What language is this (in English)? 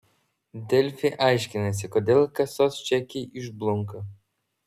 Lithuanian